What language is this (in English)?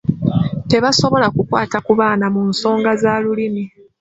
Ganda